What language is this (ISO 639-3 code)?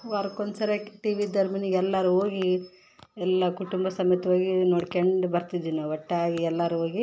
kan